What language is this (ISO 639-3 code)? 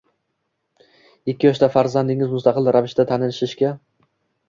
uzb